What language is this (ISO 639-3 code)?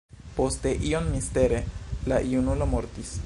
epo